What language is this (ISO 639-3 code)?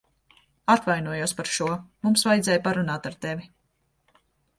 lav